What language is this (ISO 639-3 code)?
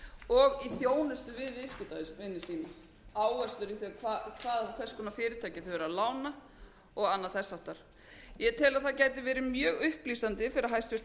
isl